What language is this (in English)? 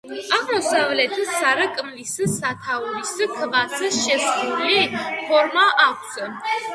Georgian